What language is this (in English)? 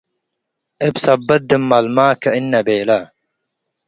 Tigre